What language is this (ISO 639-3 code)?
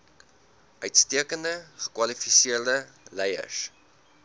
afr